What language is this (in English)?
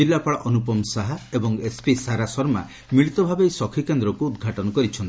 Odia